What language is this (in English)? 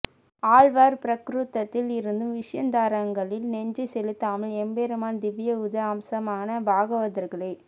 Tamil